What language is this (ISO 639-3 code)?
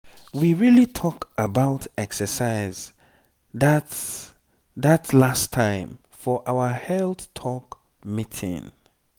pcm